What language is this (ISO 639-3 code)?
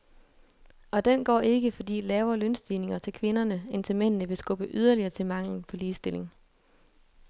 dan